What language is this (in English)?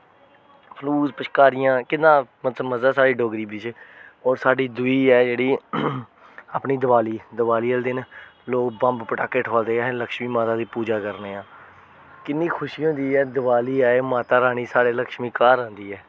Dogri